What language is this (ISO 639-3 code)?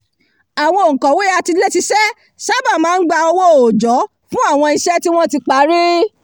yor